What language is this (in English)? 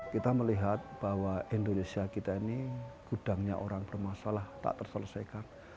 Indonesian